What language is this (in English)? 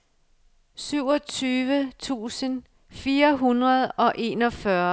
Danish